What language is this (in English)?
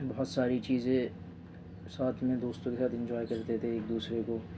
Urdu